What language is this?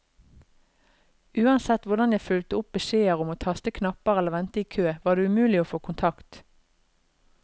Norwegian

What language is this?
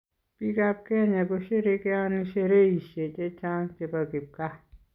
Kalenjin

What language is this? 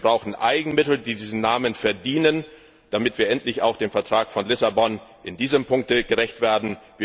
German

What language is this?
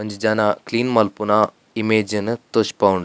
Tulu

